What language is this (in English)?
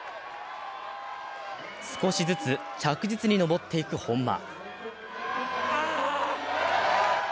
Japanese